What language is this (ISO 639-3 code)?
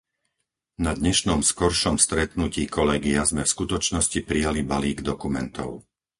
slk